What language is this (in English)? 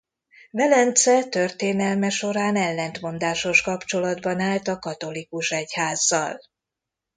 Hungarian